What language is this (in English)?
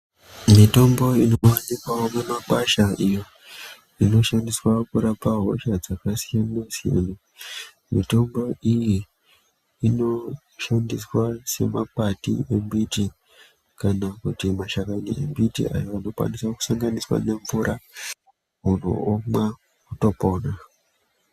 Ndau